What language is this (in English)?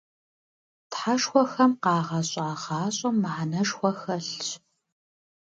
Kabardian